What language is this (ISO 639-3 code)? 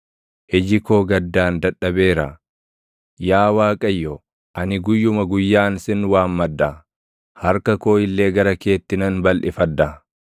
orm